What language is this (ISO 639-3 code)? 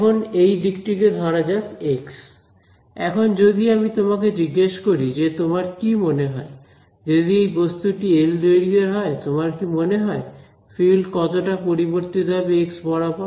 ben